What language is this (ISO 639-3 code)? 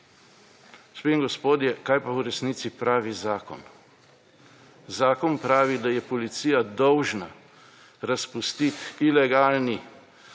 slv